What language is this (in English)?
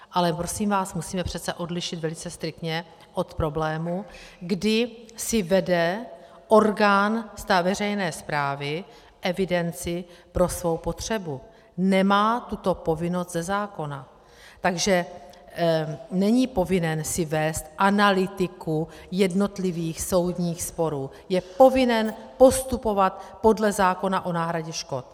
Czech